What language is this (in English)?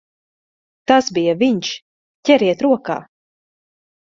Latvian